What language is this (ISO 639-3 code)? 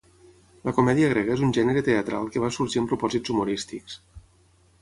cat